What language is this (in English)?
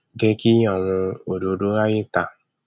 Yoruba